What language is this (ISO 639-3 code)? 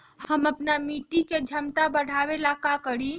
mag